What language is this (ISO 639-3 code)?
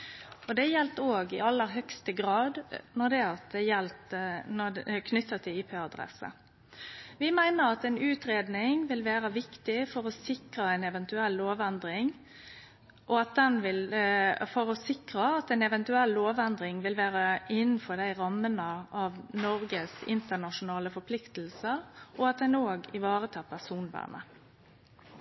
nno